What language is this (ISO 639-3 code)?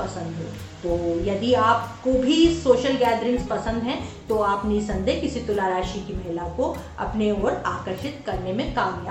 hin